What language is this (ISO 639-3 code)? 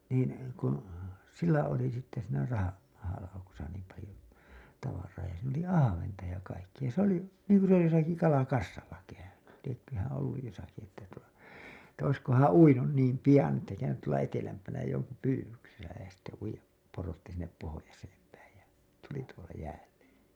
fin